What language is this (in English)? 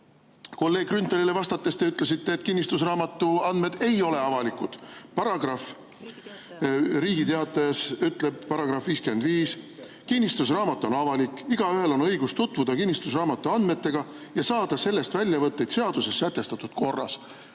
Estonian